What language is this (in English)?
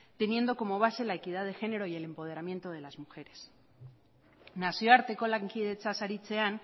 Spanish